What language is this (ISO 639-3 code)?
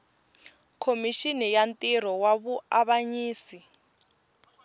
tso